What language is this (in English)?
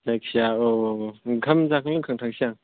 Bodo